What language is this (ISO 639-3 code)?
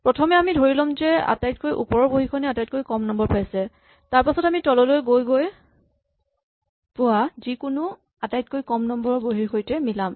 asm